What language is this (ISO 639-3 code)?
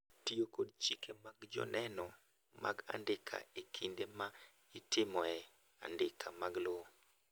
luo